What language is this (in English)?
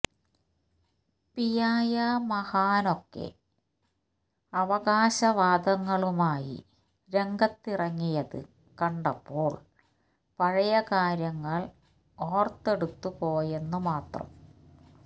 Malayalam